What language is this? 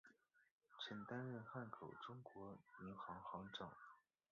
Chinese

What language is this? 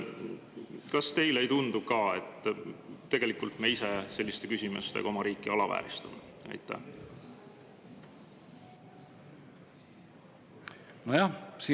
Estonian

